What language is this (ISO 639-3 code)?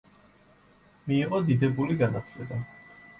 kat